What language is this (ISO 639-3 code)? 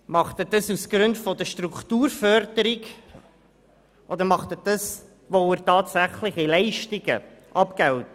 gsw